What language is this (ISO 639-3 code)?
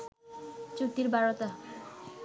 ben